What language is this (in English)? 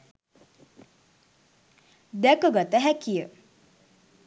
Sinhala